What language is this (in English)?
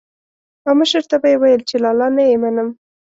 Pashto